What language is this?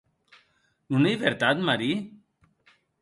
Occitan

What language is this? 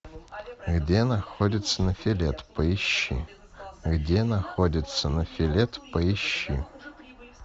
Russian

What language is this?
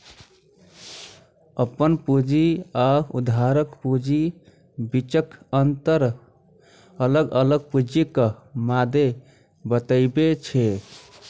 Maithili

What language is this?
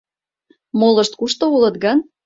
Mari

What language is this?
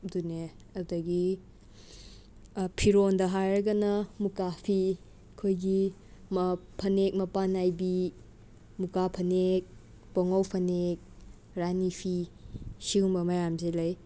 Manipuri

